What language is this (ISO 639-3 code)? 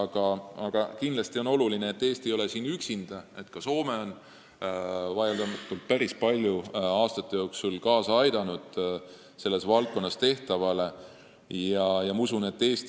est